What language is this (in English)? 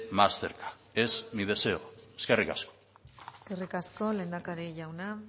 Basque